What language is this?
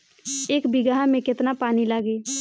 Bhojpuri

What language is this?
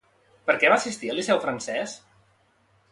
Catalan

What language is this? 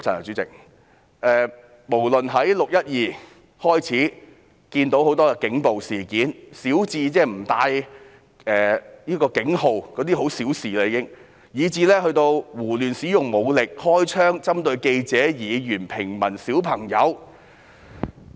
Cantonese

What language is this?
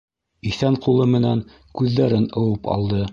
Bashkir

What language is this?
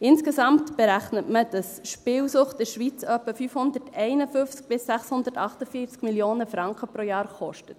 Swiss German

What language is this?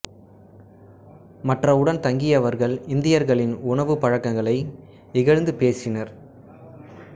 Tamil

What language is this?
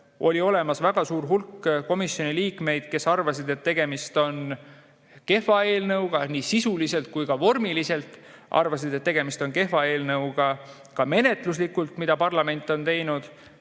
Estonian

